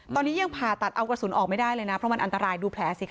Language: Thai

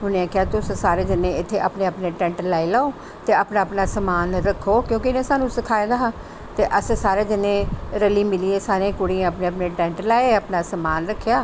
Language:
Dogri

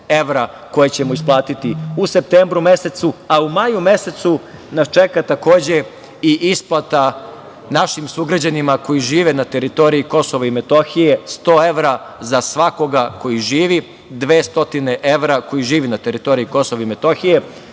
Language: Serbian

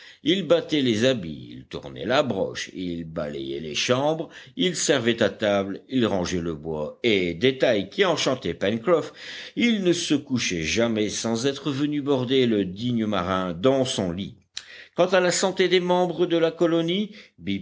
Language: French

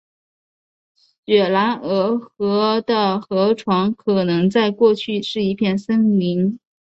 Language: Chinese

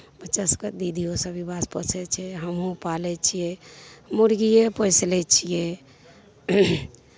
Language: Maithili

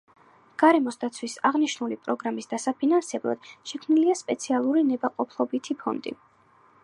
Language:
Georgian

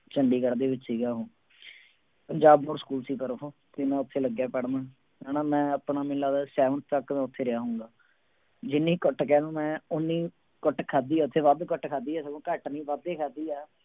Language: Punjabi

